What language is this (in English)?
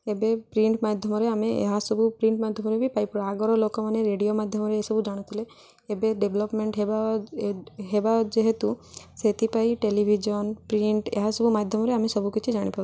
Odia